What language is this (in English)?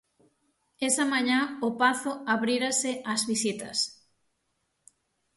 Galician